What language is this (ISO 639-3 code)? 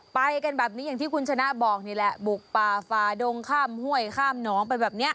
tha